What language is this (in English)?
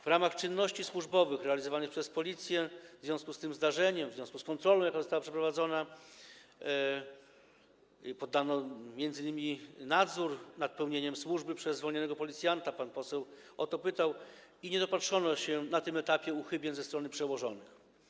Polish